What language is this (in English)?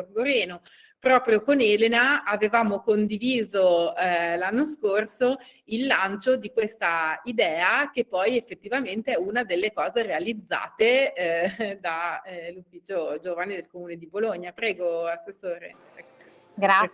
Italian